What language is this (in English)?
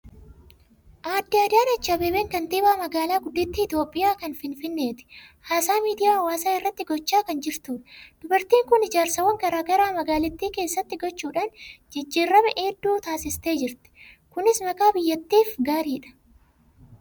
Oromo